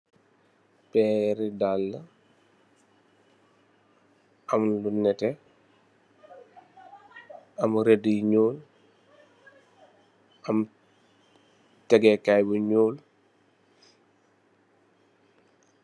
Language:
Wolof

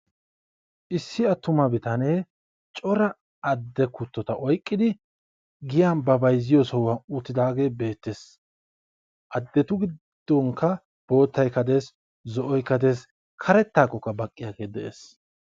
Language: Wolaytta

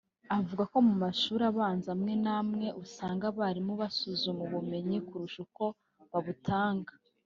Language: Kinyarwanda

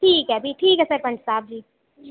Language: Dogri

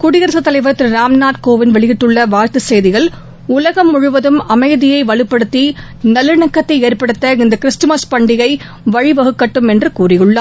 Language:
Tamil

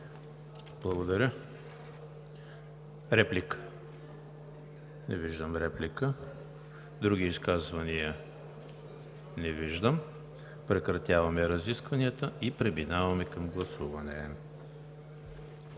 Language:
Bulgarian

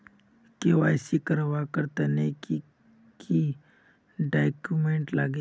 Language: Magahi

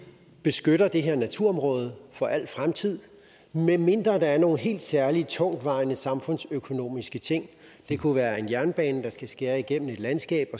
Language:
Danish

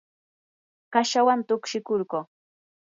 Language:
Yanahuanca Pasco Quechua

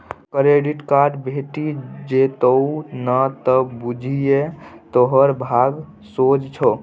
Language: Maithili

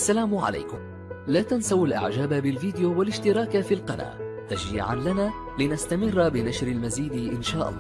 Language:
Arabic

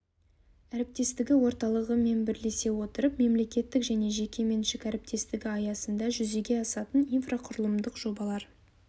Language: Kazakh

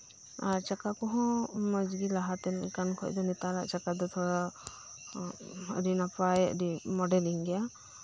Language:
Santali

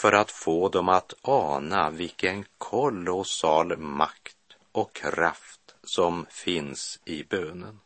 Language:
Swedish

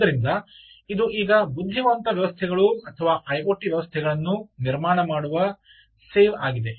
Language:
Kannada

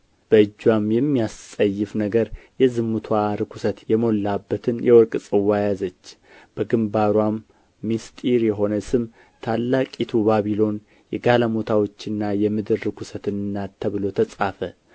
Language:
Amharic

